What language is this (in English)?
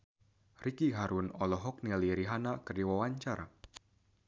Sundanese